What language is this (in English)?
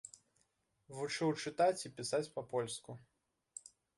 Belarusian